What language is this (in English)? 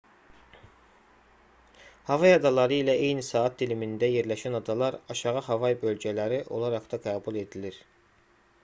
Azerbaijani